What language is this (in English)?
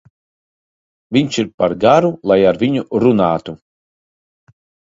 Latvian